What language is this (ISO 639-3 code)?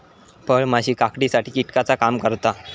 mar